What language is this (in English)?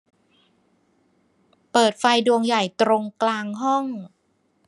Thai